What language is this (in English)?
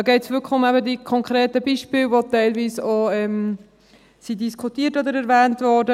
Swiss German